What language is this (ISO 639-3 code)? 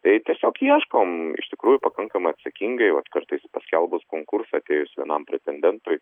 lit